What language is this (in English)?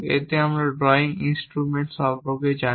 Bangla